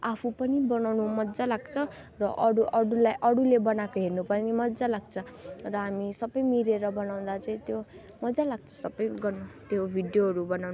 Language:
Nepali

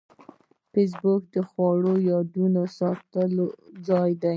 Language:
Pashto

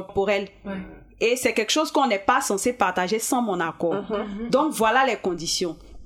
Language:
French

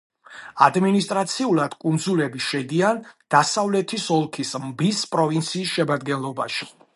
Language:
Georgian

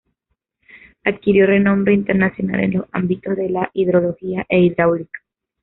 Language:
Spanish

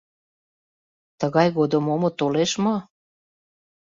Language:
Mari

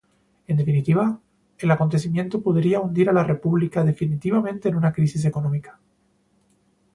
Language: Spanish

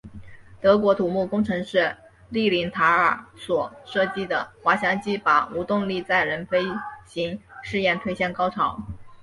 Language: Chinese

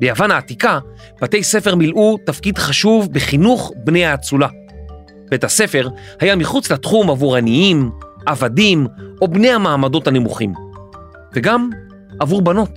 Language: Hebrew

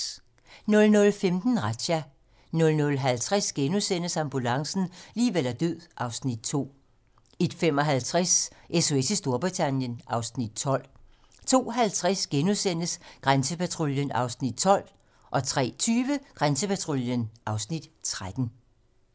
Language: Danish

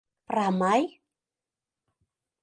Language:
Mari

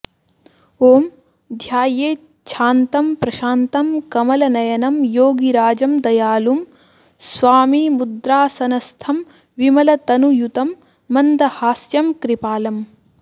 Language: Sanskrit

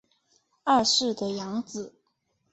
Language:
Chinese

